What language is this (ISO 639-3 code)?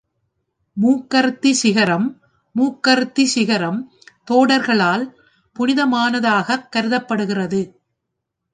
tam